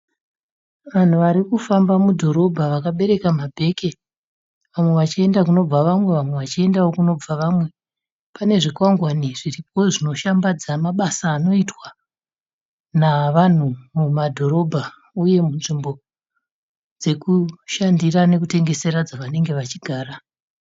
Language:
Shona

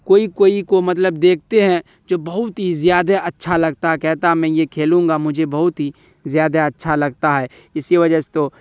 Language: Urdu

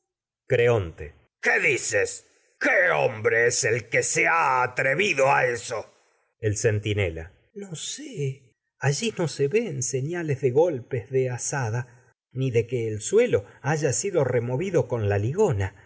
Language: Spanish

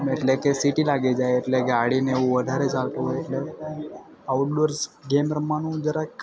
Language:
Gujarati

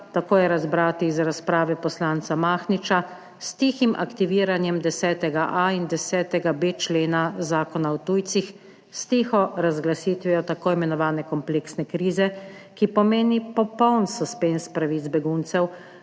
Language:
Slovenian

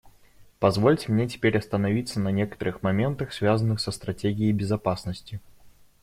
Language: Russian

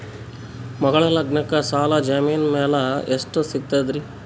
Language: Kannada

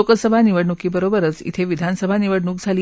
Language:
Marathi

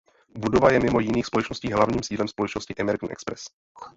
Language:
Czech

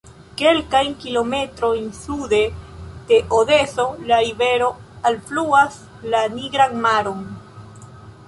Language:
Esperanto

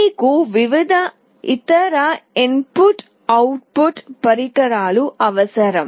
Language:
Telugu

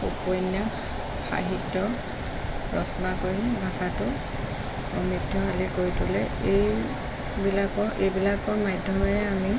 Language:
Assamese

